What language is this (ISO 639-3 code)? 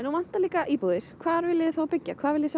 isl